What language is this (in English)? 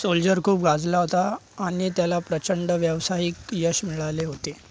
Marathi